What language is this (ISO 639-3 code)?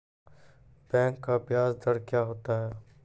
mai